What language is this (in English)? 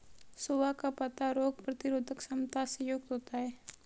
Hindi